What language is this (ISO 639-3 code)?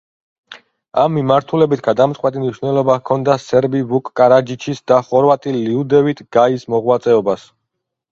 kat